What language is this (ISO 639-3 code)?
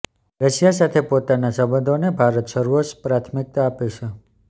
guj